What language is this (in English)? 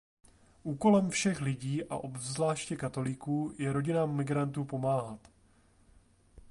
Czech